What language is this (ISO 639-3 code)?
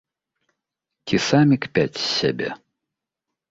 bel